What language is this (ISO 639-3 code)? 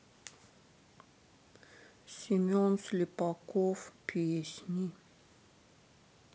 rus